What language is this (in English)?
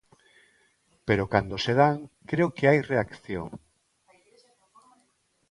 Galician